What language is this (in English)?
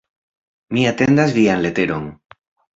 Esperanto